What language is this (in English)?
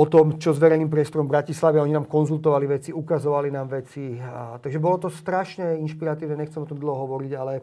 Slovak